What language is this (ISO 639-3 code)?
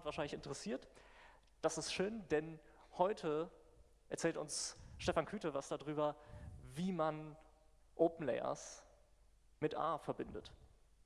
deu